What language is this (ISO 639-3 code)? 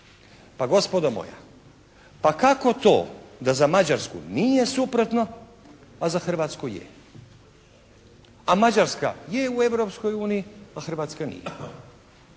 hrv